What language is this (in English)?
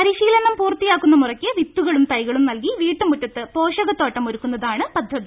Malayalam